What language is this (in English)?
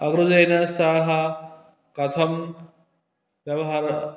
Sanskrit